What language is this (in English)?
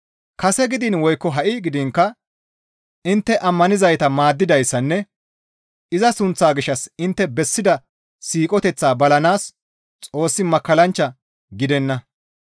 Gamo